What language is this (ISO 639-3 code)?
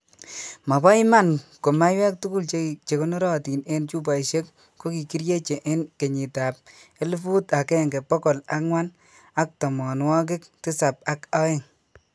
kln